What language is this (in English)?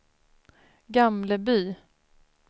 Swedish